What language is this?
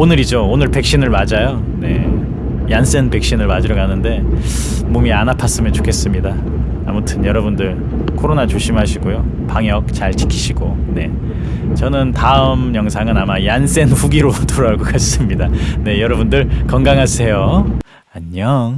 Korean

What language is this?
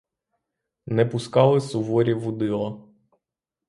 Ukrainian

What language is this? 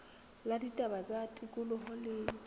Southern Sotho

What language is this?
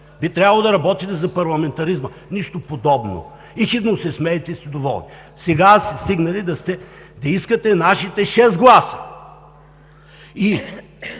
Bulgarian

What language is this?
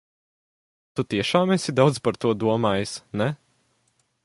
Latvian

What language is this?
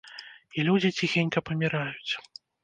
Belarusian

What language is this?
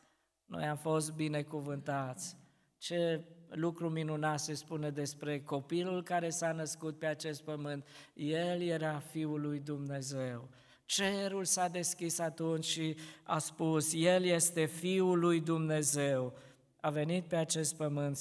Romanian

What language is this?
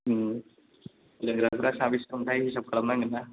Bodo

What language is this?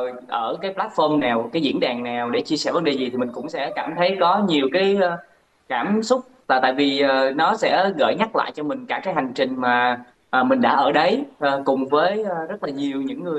Vietnamese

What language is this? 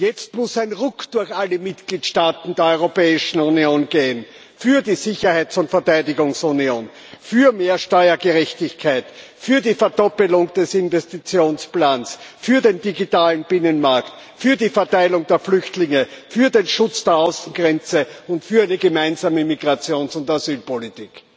German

